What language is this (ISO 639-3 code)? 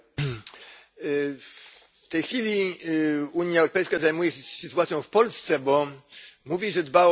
pol